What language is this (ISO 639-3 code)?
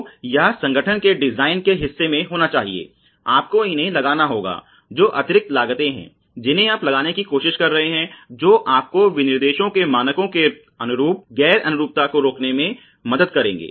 hin